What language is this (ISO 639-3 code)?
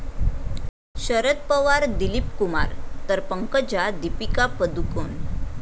mar